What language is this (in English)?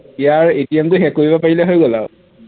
Assamese